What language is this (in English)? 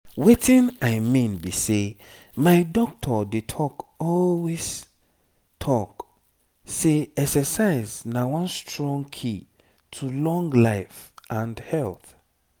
Nigerian Pidgin